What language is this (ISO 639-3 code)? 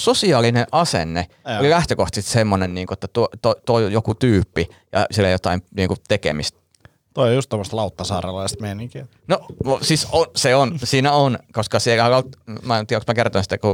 fin